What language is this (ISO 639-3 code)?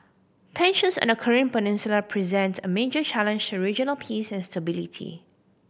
eng